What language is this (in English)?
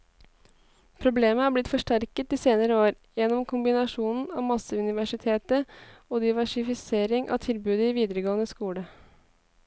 Norwegian